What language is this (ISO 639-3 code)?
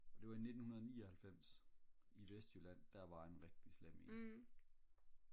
dan